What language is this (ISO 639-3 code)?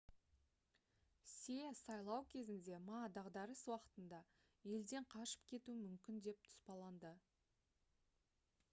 kaz